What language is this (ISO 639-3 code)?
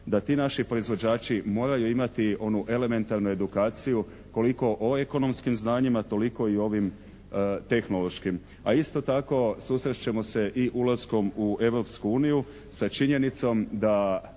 hrv